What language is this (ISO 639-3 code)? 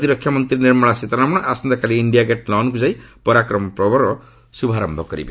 ori